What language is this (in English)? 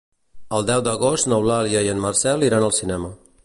Catalan